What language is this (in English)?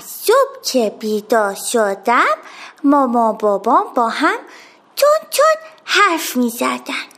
Persian